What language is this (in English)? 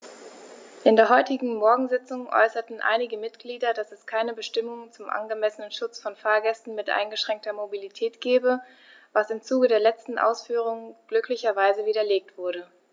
German